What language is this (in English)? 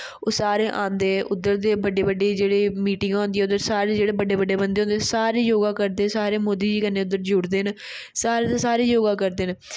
Dogri